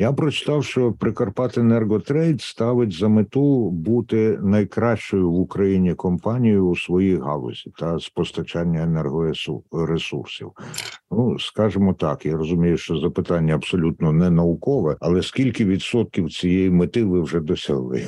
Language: Ukrainian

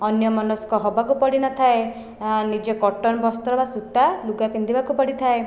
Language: Odia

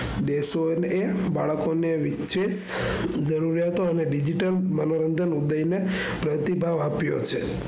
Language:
Gujarati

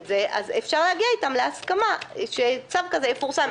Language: Hebrew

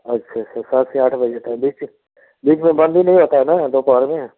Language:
Hindi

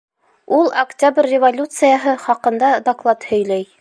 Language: Bashkir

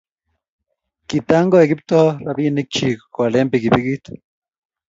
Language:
Kalenjin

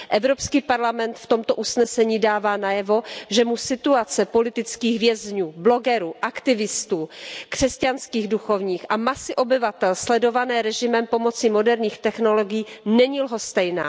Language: Czech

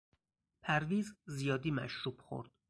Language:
Persian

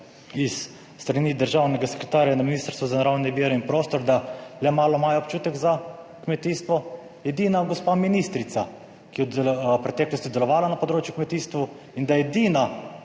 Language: Slovenian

